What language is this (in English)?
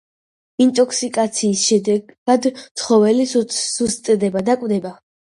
Georgian